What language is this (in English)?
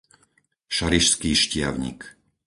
Slovak